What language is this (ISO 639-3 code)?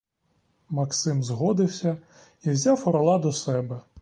ukr